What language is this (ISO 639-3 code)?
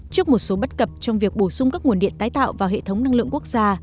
vie